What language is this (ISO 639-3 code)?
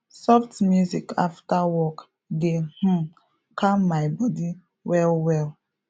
pcm